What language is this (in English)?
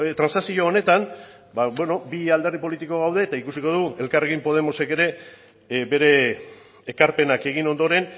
Basque